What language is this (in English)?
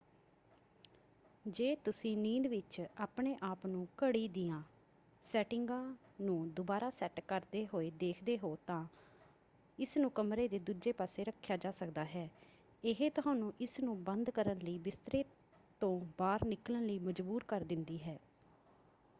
Punjabi